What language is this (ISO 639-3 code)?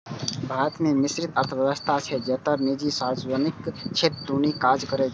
mai